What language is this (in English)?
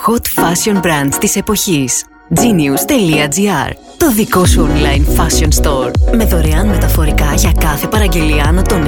Greek